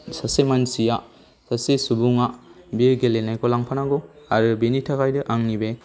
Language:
Bodo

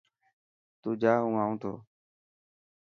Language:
Dhatki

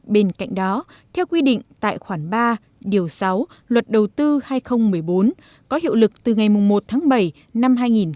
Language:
Vietnamese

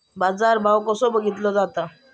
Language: Marathi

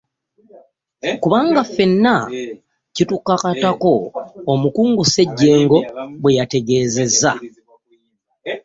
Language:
Ganda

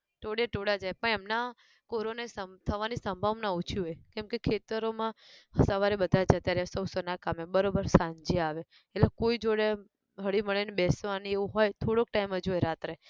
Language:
Gujarati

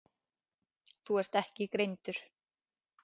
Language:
Icelandic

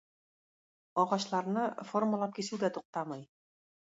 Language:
Tatar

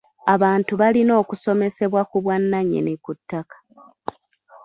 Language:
Ganda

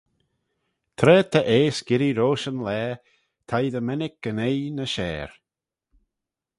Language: Manx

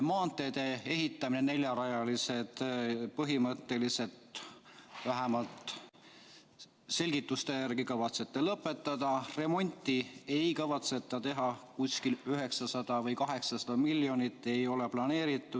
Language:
Estonian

